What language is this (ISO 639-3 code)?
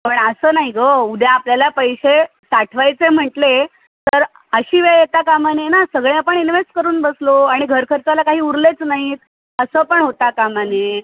mar